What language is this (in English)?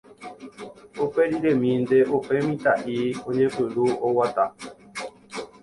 Guarani